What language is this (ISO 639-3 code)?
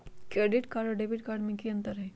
mag